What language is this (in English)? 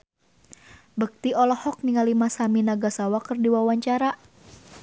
Sundanese